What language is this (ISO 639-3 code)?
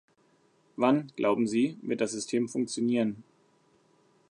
deu